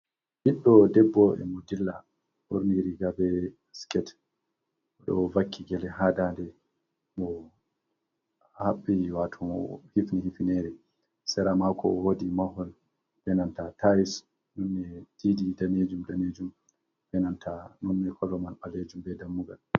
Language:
Fula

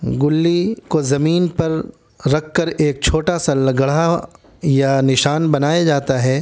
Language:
Urdu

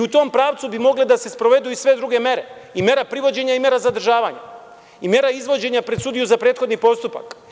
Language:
Serbian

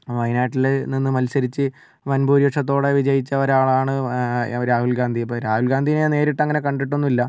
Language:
Malayalam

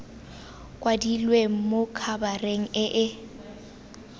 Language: Tswana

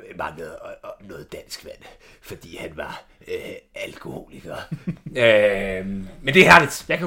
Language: Danish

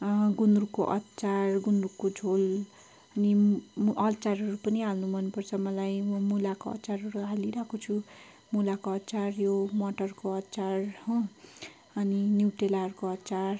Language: Nepali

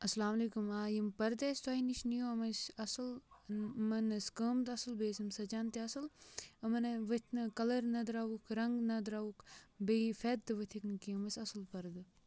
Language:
Kashmiri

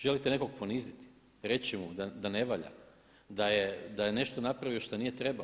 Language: Croatian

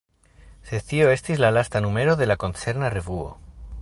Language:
Esperanto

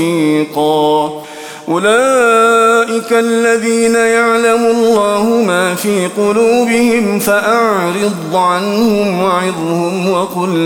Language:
Arabic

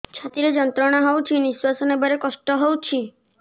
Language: Odia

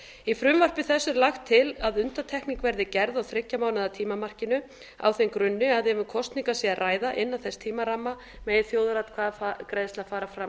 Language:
Icelandic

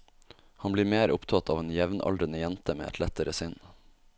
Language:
Norwegian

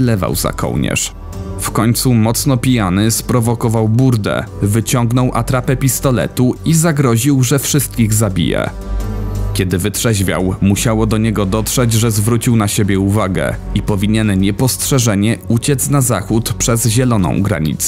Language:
Polish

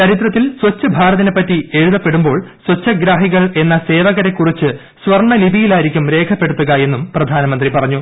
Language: Malayalam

